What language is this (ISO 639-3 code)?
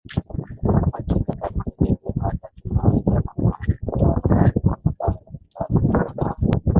swa